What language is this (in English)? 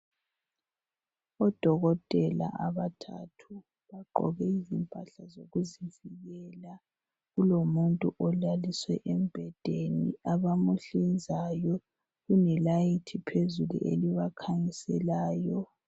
North Ndebele